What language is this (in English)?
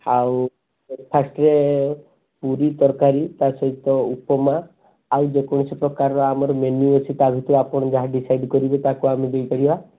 Odia